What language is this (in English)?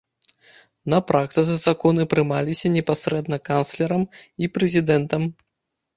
Belarusian